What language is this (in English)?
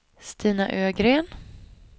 Swedish